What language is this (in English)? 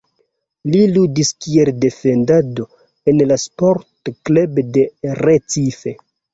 Esperanto